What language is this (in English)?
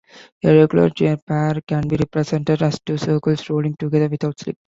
English